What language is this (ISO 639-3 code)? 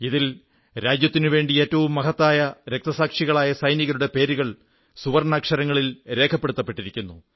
mal